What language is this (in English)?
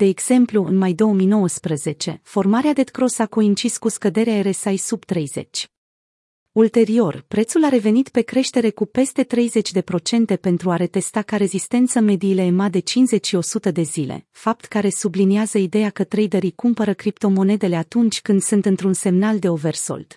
Romanian